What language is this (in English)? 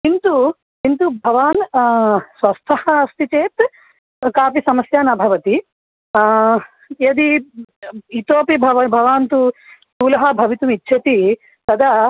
Sanskrit